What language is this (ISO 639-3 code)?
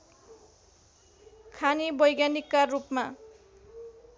nep